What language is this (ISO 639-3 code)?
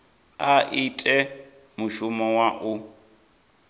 ven